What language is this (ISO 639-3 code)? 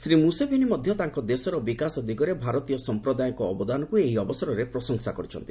ori